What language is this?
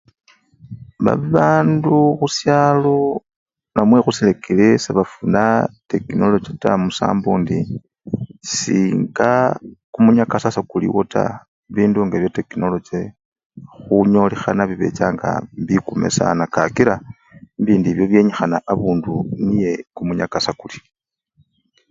Luyia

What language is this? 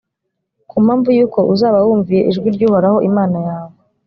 Kinyarwanda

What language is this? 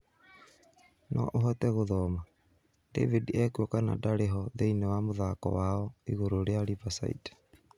Kikuyu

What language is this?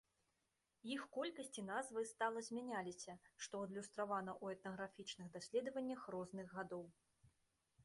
Belarusian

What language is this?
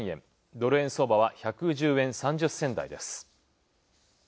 Japanese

